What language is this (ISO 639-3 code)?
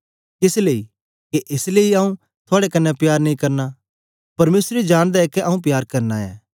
doi